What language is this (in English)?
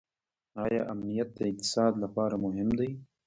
Pashto